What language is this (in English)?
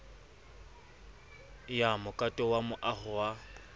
Southern Sotho